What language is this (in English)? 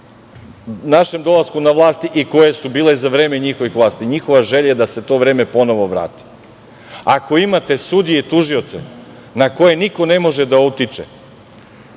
Serbian